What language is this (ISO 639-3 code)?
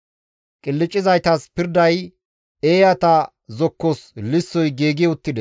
gmv